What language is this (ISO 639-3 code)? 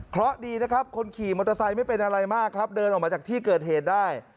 tha